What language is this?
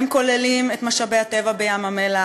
Hebrew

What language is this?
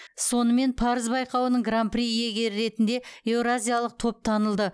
Kazakh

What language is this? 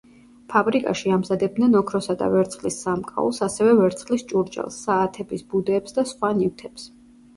Georgian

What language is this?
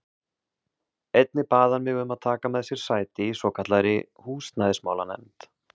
Icelandic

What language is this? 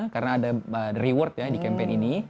Indonesian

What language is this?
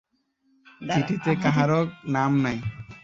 Bangla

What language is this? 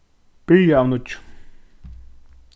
Faroese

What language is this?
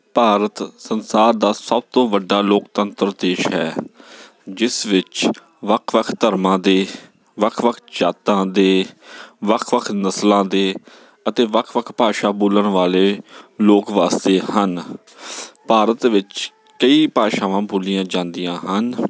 Punjabi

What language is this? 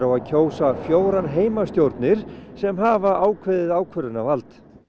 Icelandic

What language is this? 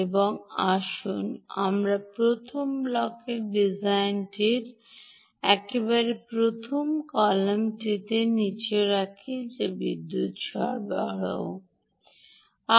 Bangla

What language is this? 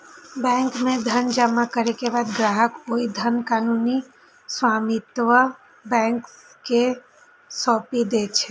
Maithili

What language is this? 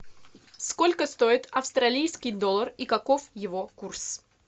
Russian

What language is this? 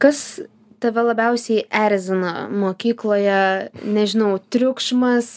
Lithuanian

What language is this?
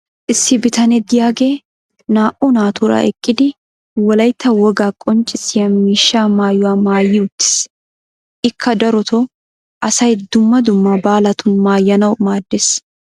Wolaytta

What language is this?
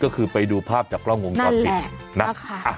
Thai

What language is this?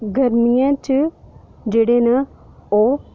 Dogri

